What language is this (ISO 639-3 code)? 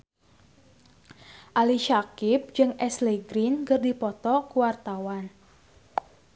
sun